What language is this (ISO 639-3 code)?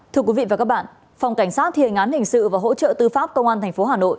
vie